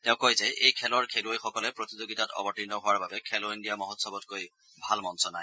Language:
Assamese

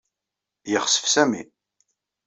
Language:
Kabyle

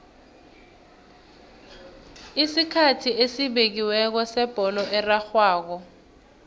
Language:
South Ndebele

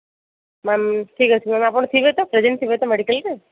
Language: Odia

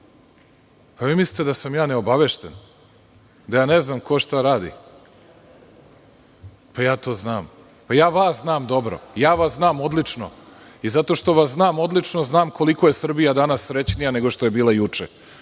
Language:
Serbian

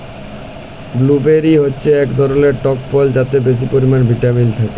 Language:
Bangla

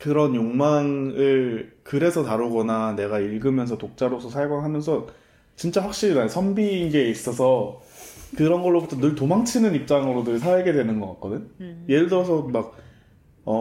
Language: Korean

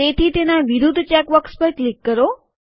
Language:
Gujarati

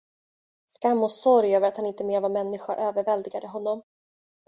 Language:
Swedish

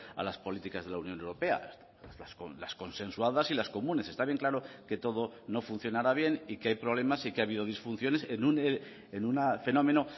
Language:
Spanish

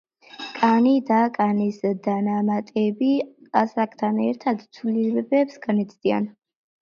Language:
Georgian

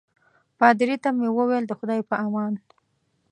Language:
Pashto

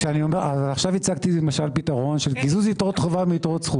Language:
Hebrew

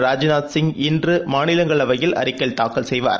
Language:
Tamil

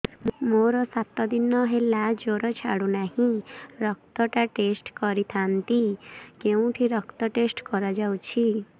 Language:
Odia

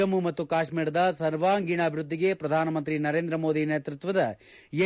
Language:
Kannada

